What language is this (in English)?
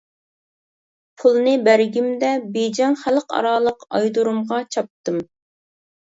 Uyghur